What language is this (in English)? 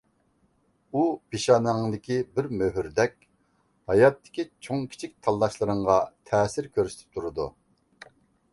Uyghur